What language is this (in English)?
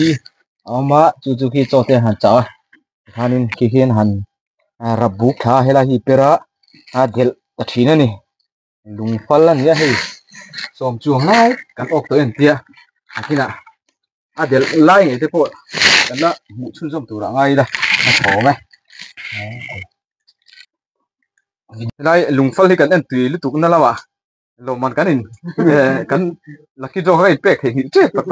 Thai